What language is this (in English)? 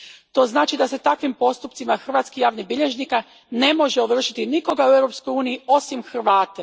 Croatian